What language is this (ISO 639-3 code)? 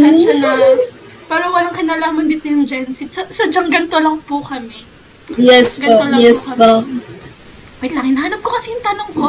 fil